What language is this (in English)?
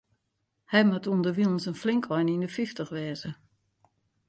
Western Frisian